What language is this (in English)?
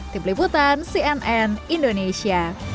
Indonesian